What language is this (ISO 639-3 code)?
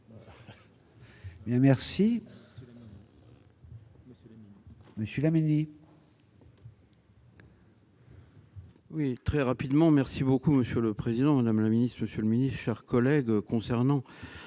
fra